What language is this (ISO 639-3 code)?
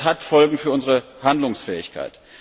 deu